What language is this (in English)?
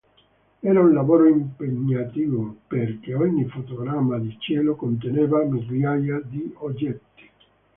Italian